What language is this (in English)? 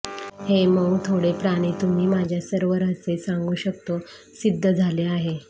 Marathi